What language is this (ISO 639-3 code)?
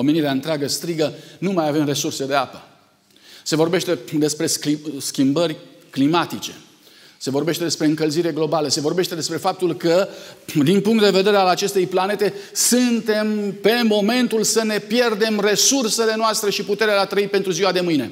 ron